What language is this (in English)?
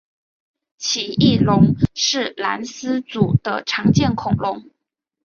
Chinese